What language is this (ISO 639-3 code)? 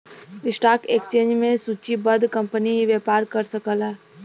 bho